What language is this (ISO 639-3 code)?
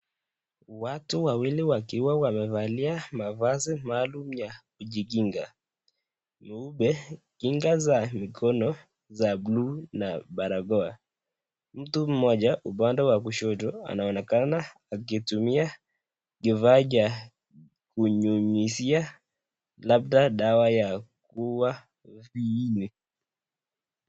swa